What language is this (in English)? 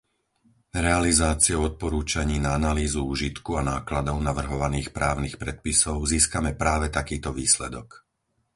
Slovak